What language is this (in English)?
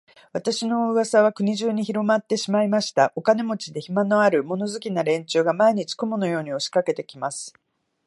Japanese